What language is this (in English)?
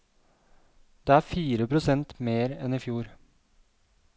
Norwegian